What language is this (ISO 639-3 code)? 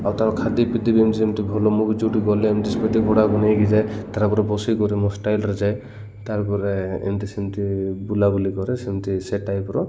ori